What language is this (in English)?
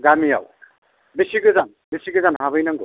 Bodo